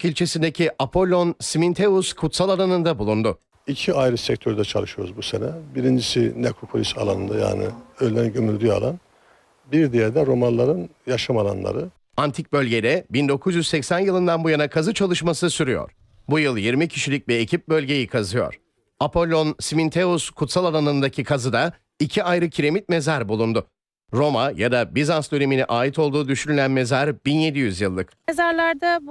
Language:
Turkish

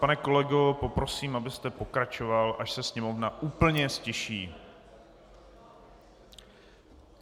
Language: Czech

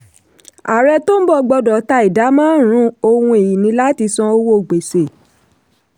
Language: Yoruba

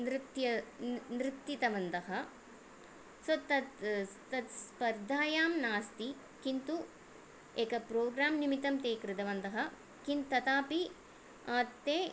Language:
Sanskrit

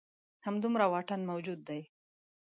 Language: Pashto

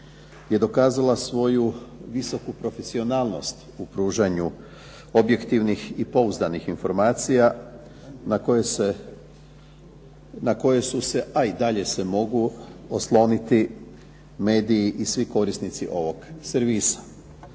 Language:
Croatian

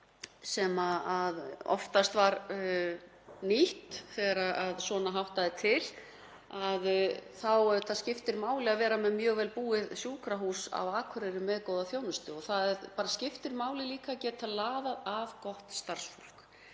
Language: Icelandic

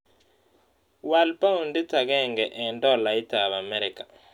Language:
Kalenjin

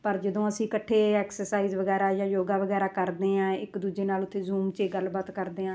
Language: Punjabi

